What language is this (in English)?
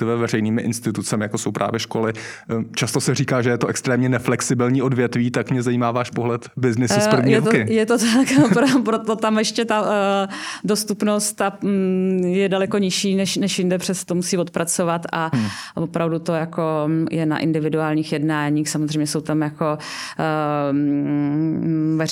Czech